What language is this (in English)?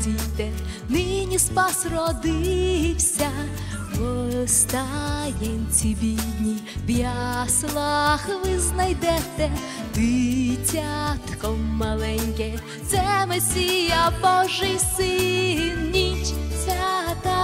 Ukrainian